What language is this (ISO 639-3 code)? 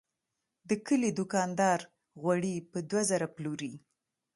pus